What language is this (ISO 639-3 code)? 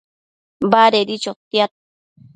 mcf